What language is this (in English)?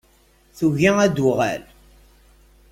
Kabyle